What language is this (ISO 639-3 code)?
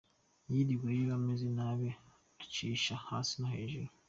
kin